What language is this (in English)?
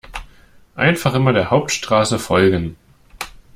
German